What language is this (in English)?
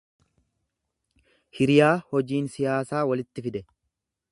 Oromo